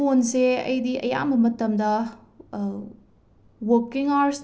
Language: Manipuri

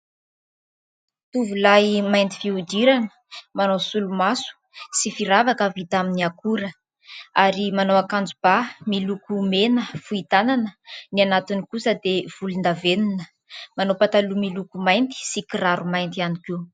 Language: Malagasy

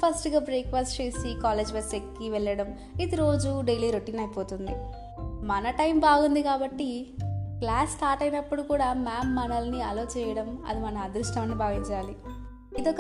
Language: Telugu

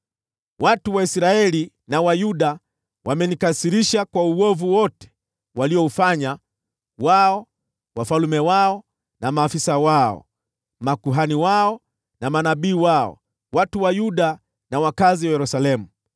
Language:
Swahili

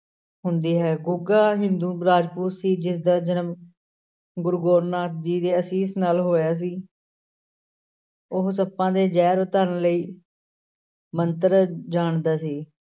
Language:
Punjabi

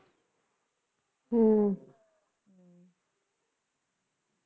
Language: Punjabi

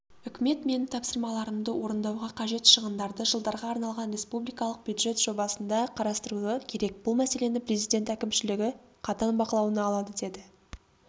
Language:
Kazakh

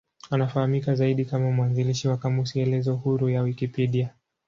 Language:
Swahili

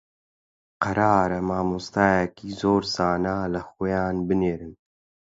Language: Central Kurdish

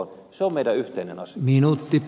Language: Finnish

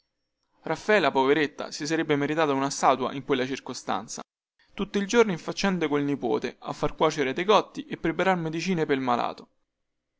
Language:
Italian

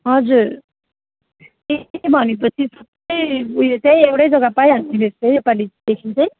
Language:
Nepali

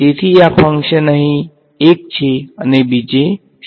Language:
Gujarati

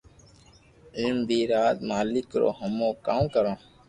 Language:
Loarki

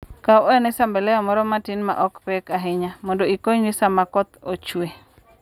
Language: Luo (Kenya and Tanzania)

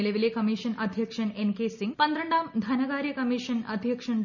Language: Malayalam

